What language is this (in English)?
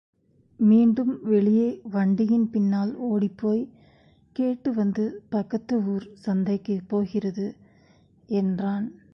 Tamil